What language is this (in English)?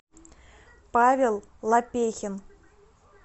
Russian